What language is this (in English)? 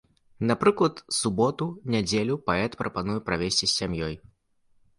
Belarusian